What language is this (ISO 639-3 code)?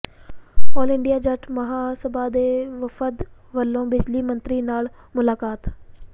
pan